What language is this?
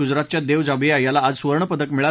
Marathi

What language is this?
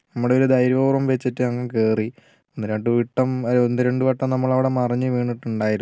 Malayalam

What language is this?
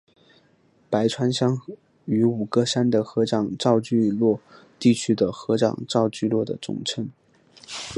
Chinese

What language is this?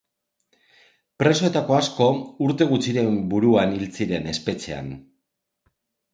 Basque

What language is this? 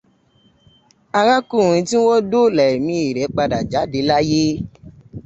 Yoruba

